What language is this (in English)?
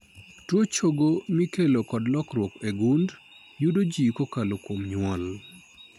Luo (Kenya and Tanzania)